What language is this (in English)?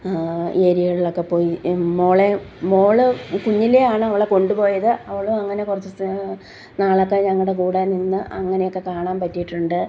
Malayalam